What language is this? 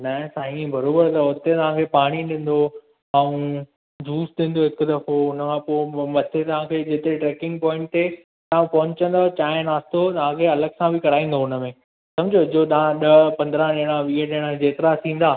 Sindhi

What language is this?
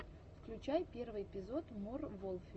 Russian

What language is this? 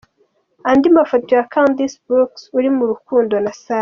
Kinyarwanda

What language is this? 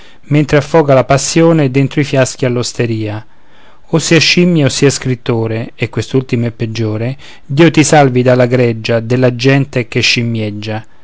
Italian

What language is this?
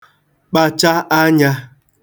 Igbo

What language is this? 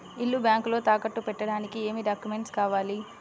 Telugu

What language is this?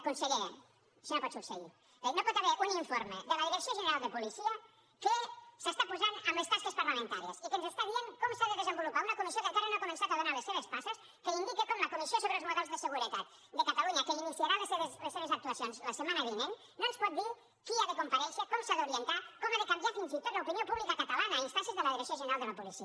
Catalan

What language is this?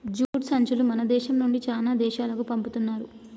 Telugu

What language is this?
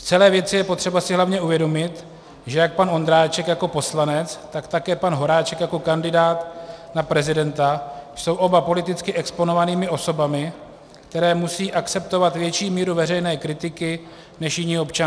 Czech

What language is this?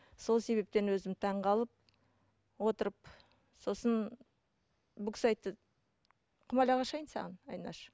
Kazakh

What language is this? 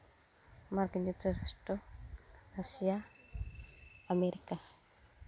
Santali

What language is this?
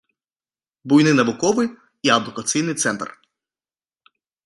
Belarusian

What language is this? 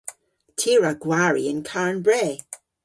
Cornish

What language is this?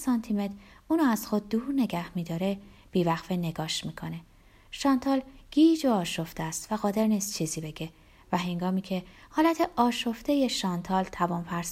Persian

